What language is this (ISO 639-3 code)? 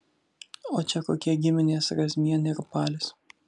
lit